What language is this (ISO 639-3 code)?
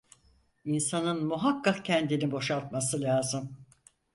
tur